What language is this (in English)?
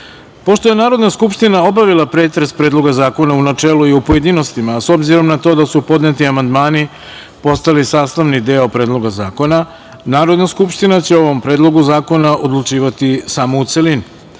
Serbian